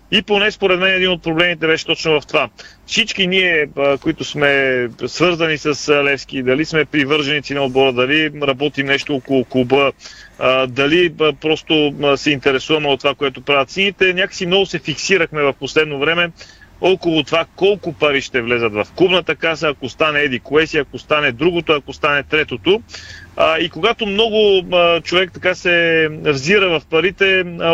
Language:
Bulgarian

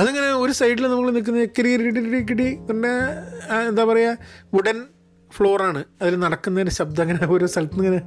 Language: Malayalam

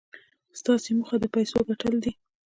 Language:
Pashto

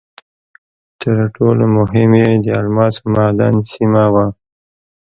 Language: Pashto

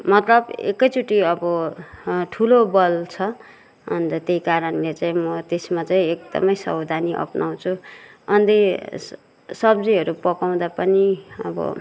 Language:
Nepali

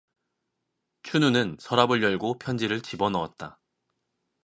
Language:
Korean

